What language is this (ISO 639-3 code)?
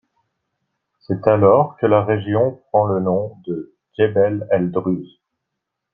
fra